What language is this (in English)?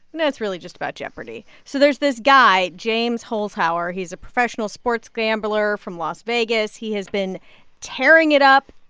English